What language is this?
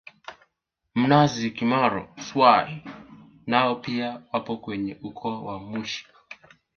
Swahili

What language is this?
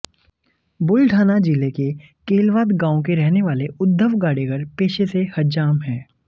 Hindi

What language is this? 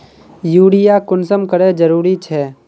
Magahi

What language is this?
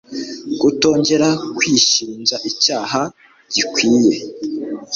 Kinyarwanda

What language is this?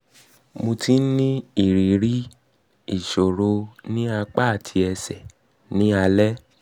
Yoruba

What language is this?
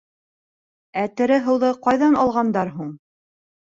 Bashkir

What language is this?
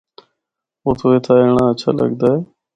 Northern Hindko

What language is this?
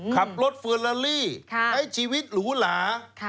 Thai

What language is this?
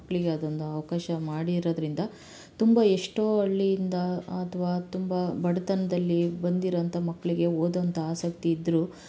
Kannada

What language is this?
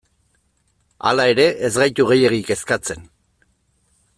Basque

